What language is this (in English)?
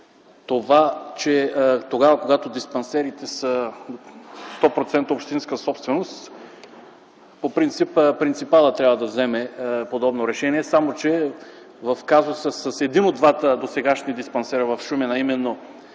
Bulgarian